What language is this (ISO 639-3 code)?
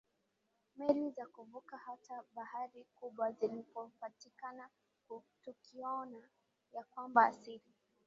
swa